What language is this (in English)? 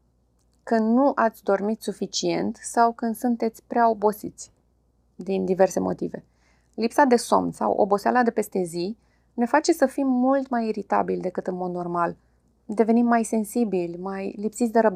Romanian